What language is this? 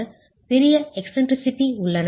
Tamil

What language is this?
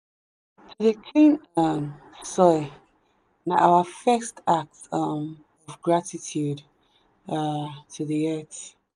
Nigerian Pidgin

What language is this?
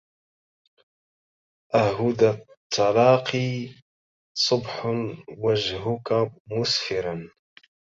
Arabic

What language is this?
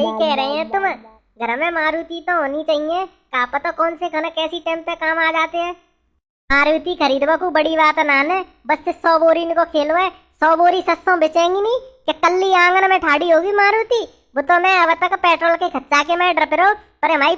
Hindi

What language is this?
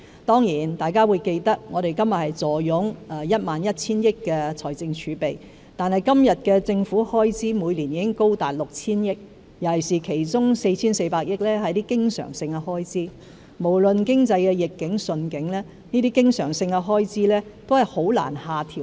Cantonese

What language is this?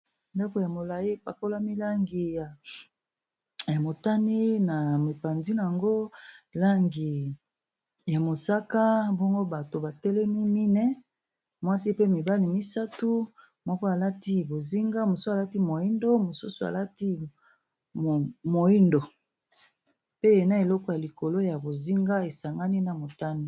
Lingala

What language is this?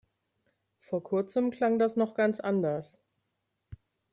German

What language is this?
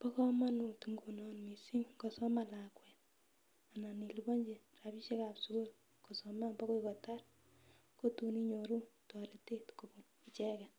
Kalenjin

